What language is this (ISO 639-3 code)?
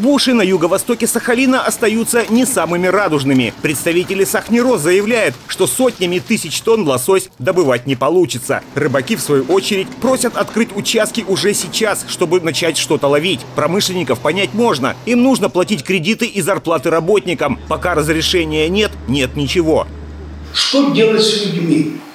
rus